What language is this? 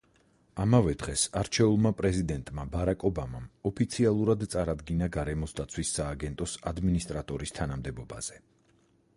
Georgian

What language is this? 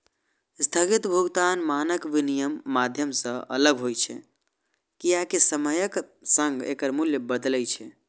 Maithili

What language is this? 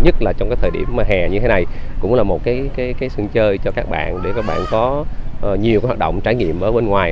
Vietnamese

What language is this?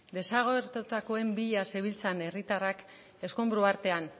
Basque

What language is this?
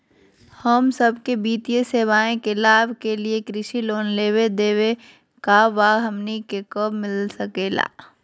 Magahi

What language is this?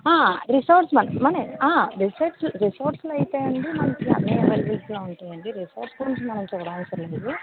Telugu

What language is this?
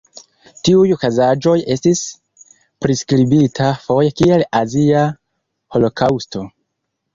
Esperanto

